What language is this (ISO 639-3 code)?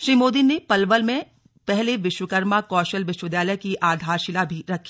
hin